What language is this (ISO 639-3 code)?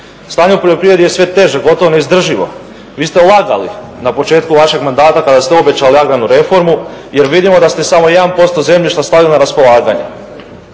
hrv